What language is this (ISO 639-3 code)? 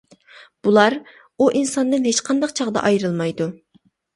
uig